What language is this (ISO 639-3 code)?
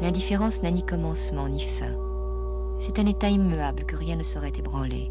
fra